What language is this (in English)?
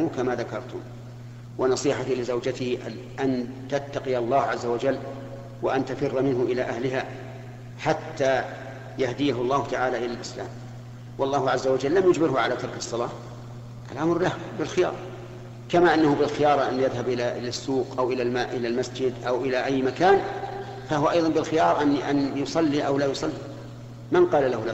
Arabic